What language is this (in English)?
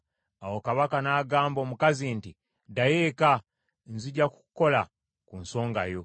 Ganda